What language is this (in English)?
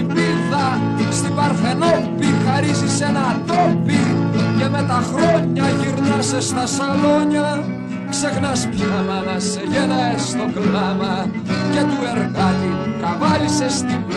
Greek